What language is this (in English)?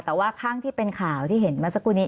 Thai